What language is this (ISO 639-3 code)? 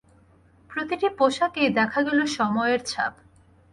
ben